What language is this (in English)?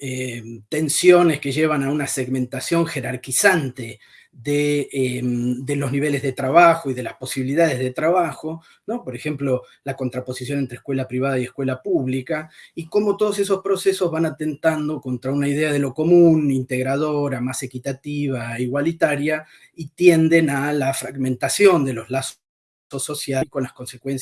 Spanish